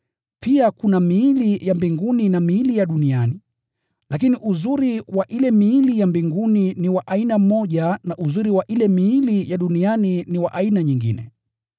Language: Swahili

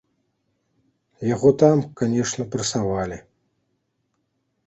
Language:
Belarusian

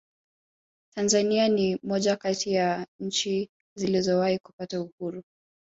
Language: Swahili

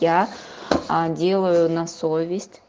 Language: Russian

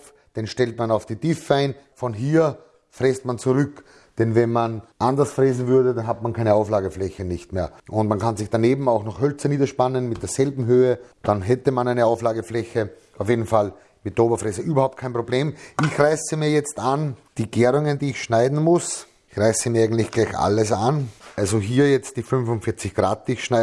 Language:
German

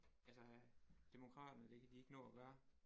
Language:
Danish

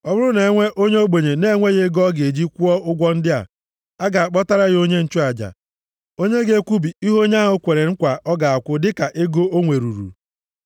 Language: Igbo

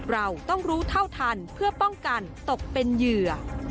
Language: Thai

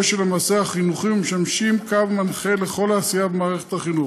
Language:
Hebrew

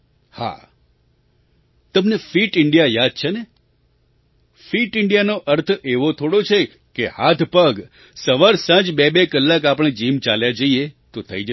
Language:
Gujarati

